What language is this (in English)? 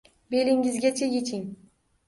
Uzbek